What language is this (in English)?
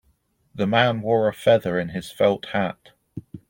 English